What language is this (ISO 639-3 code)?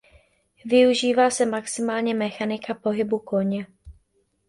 ces